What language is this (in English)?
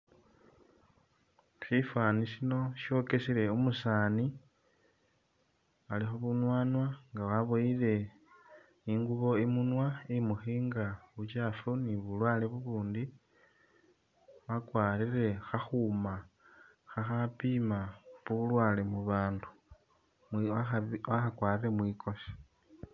Masaaba